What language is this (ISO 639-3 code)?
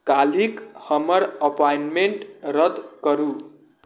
mai